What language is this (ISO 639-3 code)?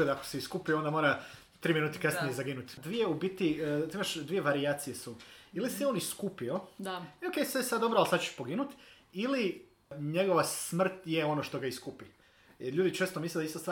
hrv